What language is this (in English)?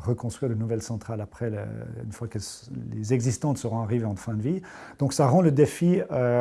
French